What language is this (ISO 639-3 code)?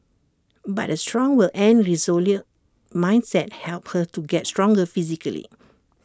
eng